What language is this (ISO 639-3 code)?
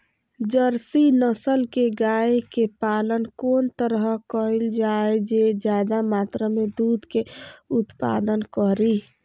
mai